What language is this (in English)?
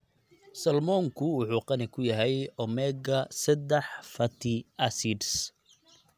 Somali